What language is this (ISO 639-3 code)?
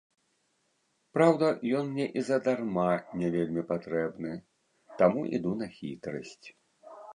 bel